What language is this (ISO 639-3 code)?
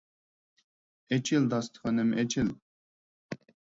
uig